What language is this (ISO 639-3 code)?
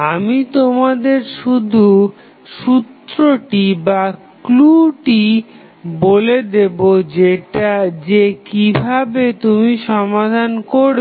ben